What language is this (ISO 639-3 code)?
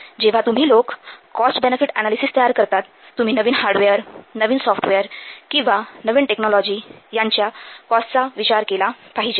mar